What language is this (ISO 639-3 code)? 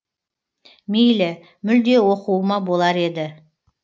kaz